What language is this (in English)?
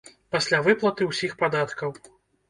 Belarusian